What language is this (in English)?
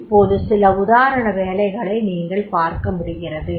Tamil